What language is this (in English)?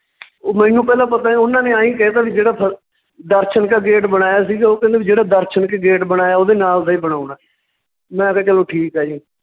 Punjabi